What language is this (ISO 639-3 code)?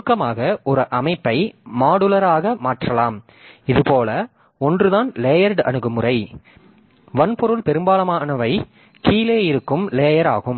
tam